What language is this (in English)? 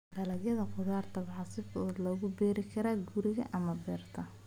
Somali